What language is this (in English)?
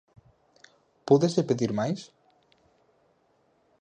Galician